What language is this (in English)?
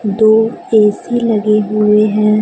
Hindi